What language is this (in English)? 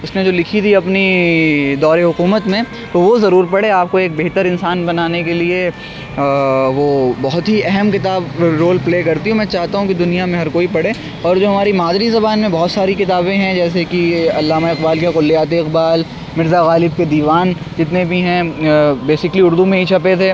Urdu